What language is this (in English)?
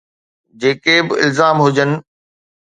Sindhi